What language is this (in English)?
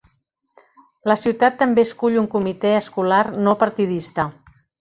Catalan